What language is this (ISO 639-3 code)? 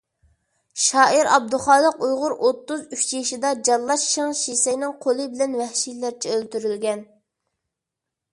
uig